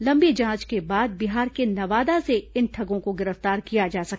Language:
Hindi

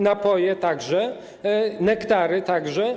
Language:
Polish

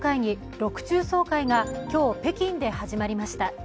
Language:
Japanese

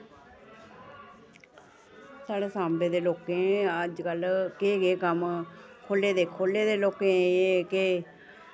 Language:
Dogri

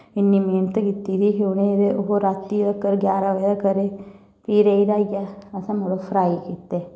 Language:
Dogri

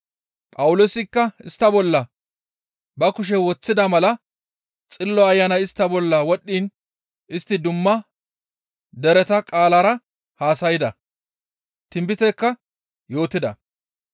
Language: Gamo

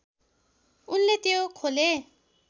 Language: Nepali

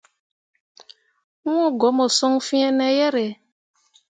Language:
Mundang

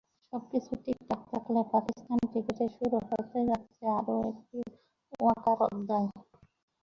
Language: Bangla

